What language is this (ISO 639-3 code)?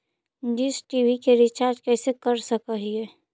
mag